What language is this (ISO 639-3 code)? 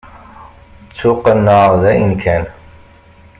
kab